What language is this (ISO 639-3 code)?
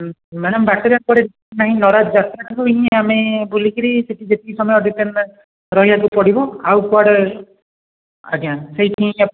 ori